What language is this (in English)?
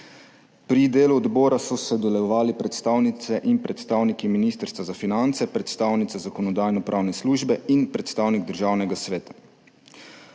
Slovenian